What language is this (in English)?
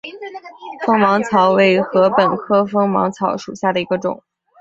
Chinese